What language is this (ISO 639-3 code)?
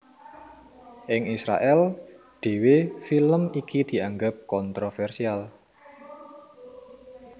jav